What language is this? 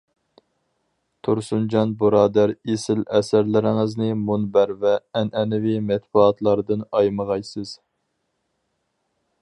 Uyghur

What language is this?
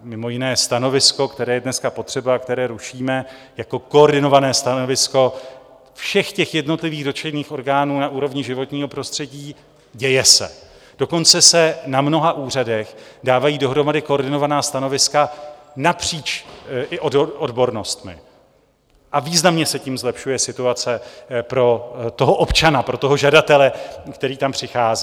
Czech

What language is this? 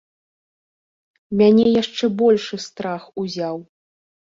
Belarusian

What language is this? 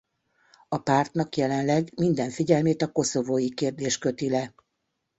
Hungarian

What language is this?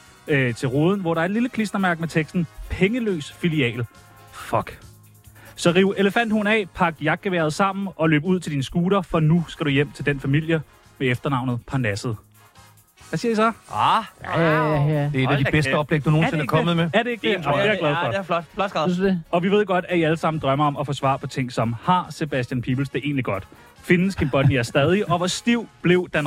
Danish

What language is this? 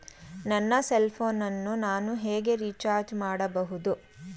Kannada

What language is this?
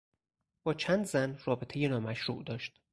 Persian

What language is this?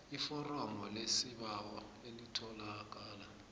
South Ndebele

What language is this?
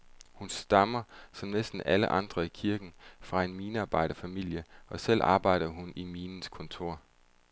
Danish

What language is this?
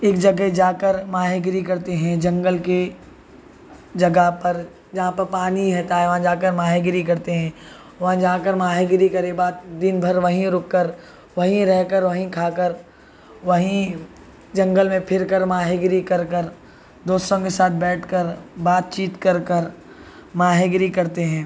Urdu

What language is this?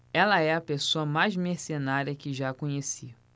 Portuguese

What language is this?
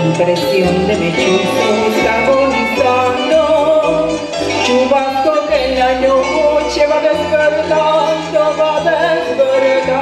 Spanish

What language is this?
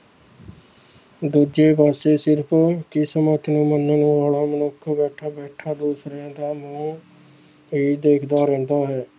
Punjabi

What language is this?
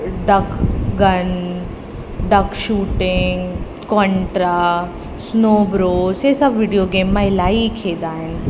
Sindhi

